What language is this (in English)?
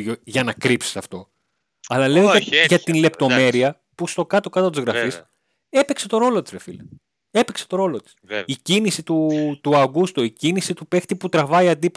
Greek